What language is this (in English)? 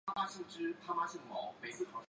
Chinese